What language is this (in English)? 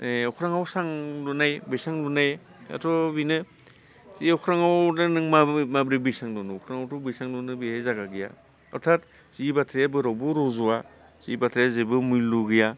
Bodo